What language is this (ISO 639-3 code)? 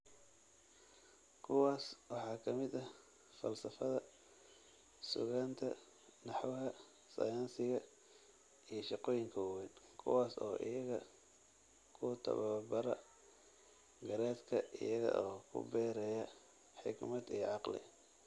som